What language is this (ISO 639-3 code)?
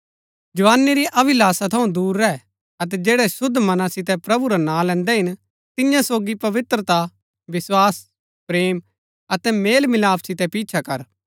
gbk